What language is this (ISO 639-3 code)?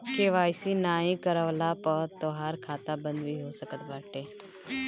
bho